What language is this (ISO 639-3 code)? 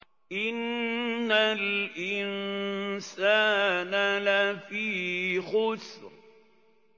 ara